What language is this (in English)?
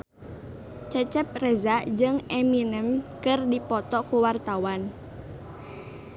Sundanese